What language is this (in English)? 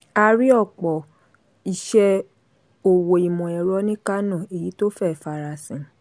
Yoruba